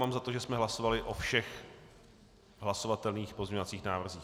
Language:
Czech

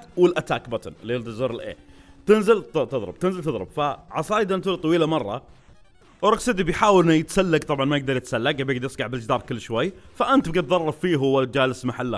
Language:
Arabic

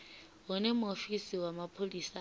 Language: Venda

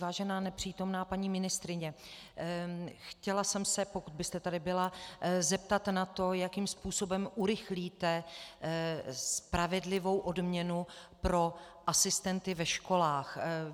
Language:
Czech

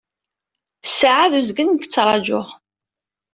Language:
Kabyle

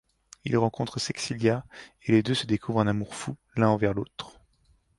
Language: French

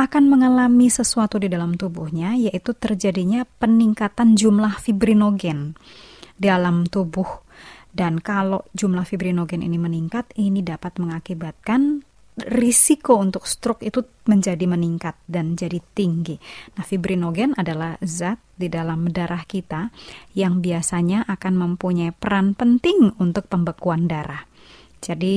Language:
Indonesian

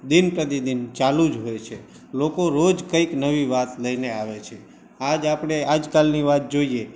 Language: Gujarati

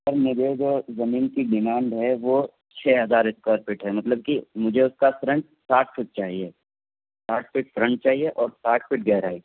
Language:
Urdu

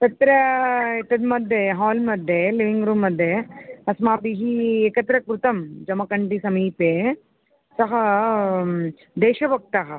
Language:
Sanskrit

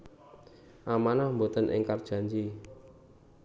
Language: Javanese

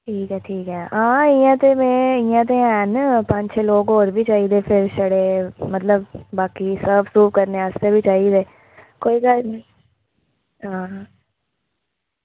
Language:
Dogri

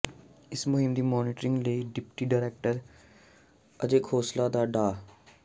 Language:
Punjabi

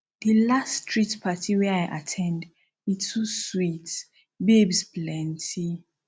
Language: Nigerian Pidgin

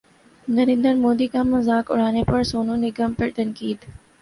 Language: Urdu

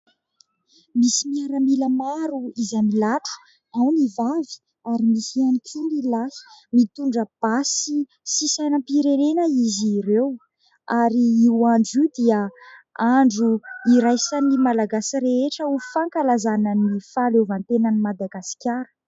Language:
Malagasy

